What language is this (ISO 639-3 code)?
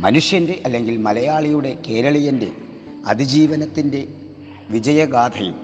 mal